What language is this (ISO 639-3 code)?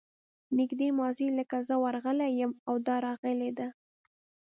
pus